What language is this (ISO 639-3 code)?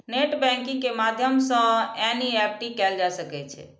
mai